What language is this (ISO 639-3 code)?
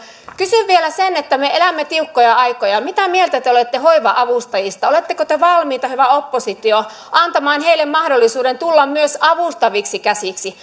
fin